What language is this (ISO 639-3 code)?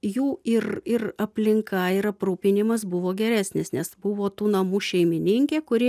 lit